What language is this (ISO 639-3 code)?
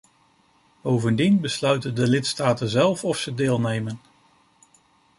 nld